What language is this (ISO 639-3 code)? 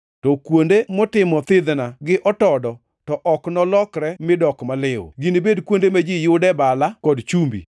luo